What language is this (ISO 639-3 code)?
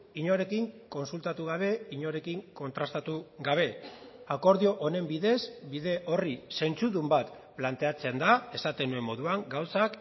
eus